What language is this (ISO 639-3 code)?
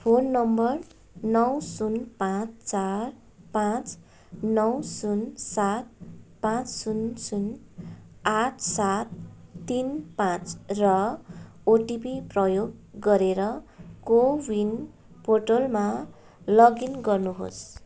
nep